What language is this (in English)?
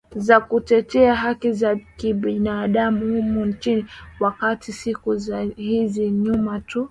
Swahili